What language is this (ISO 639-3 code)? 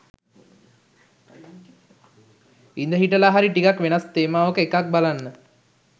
sin